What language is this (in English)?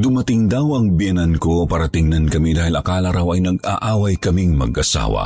Filipino